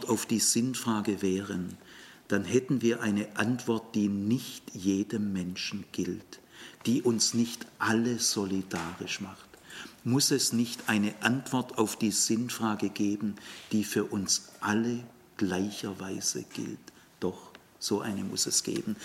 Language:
German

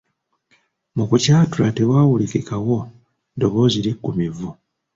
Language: Ganda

